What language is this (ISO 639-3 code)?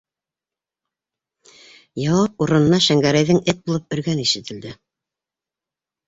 bak